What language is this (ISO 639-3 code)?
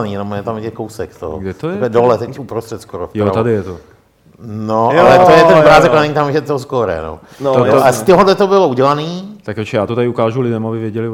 ces